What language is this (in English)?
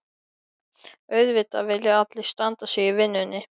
Icelandic